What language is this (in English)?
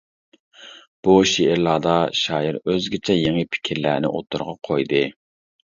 Uyghur